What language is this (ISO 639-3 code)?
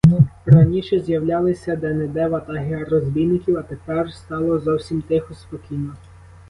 ukr